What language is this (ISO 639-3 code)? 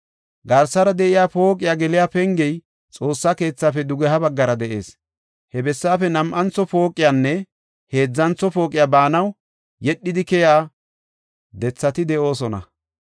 gof